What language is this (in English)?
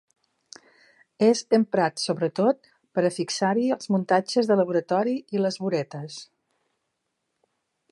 Catalan